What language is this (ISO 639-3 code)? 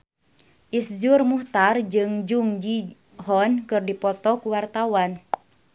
sun